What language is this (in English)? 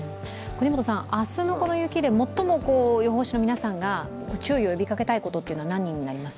Japanese